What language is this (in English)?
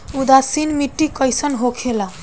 Bhojpuri